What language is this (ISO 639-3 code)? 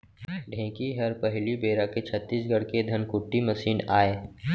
hne